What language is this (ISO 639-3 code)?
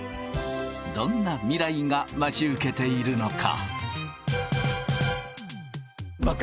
jpn